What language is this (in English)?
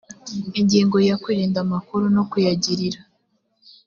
Kinyarwanda